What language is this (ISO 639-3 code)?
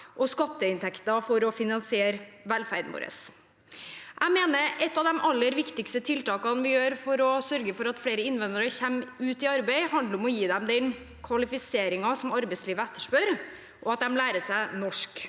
nor